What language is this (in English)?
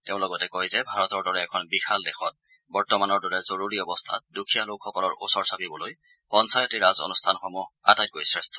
Assamese